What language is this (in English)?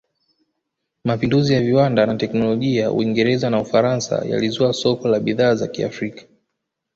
Swahili